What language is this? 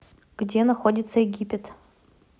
Russian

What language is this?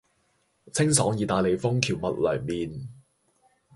Cantonese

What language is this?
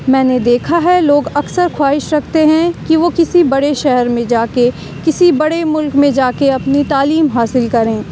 Urdu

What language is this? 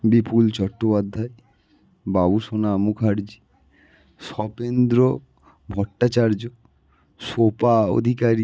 Bangla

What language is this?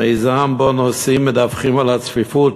Hebrew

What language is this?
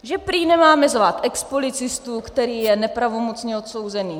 Czech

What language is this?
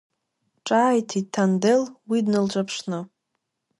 Abkhazian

